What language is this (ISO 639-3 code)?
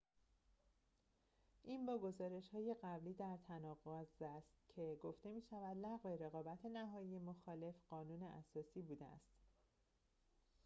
fas